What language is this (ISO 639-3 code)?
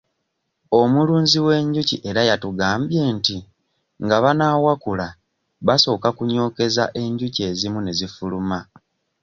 lug